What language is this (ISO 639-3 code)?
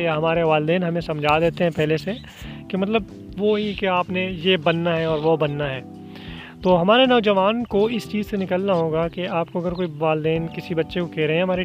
urd